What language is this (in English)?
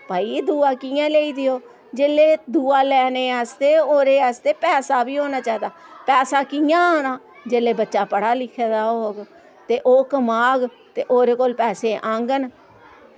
Dogri